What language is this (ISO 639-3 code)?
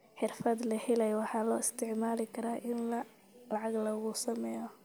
som